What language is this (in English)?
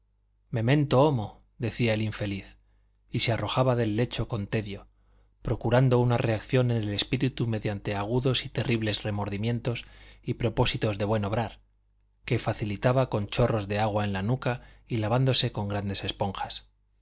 Spanish